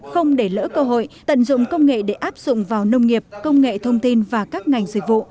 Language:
Vietnamese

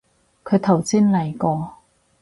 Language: Cantonese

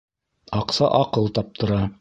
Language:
Bashkir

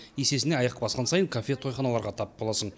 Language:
Kazakh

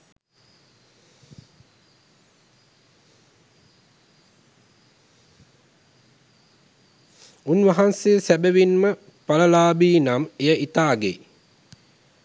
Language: Sinhala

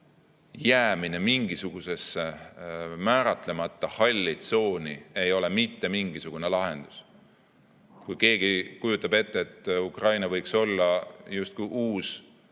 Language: Estonian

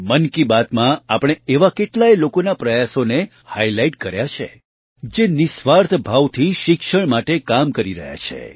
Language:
Gujarati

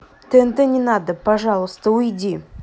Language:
Russian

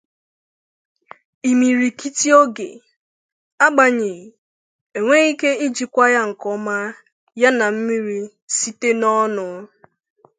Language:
Igbo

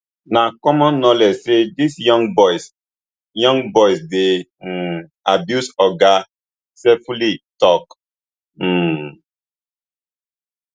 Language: Nigerian Pidgin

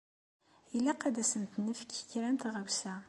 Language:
Kabyle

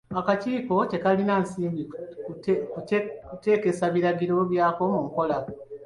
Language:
Ganda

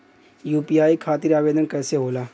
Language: Bhojpuri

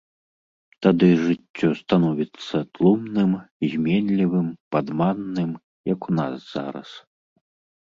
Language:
Belarusian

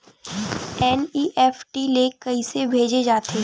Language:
Chhattisgarhi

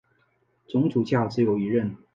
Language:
Chinese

